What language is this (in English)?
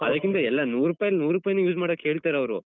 Kannada